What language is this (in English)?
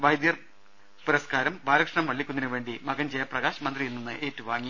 Malayalam